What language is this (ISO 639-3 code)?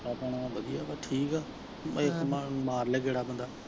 pan